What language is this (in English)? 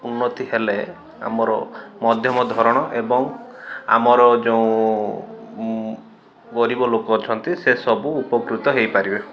Odia